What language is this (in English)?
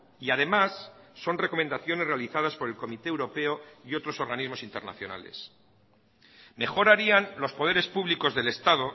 Spanish